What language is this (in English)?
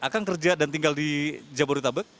Indonesian